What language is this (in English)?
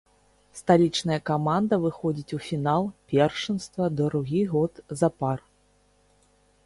Belarusian